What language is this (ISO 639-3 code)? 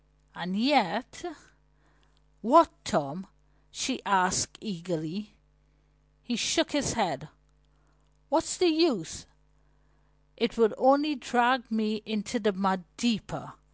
eng